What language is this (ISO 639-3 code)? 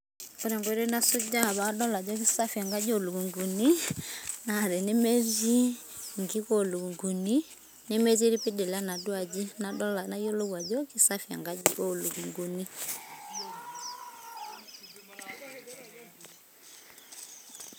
mas